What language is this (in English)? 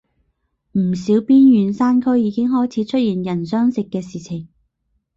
Cantonese